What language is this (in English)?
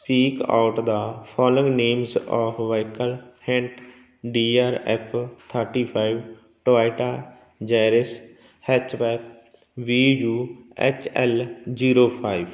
Punjabi